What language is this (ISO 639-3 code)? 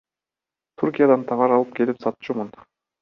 kir